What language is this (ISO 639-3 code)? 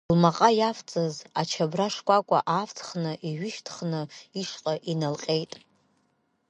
abk